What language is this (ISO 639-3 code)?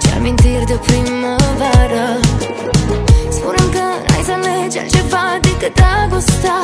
ron